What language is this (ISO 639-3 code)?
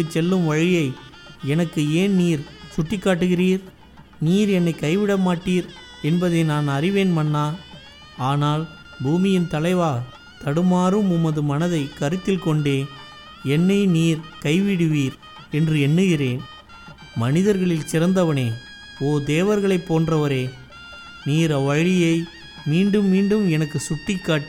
tam